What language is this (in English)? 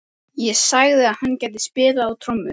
Icelandic